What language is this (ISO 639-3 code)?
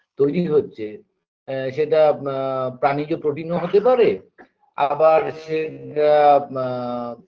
ben